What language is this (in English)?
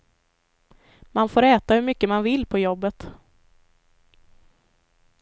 Swedish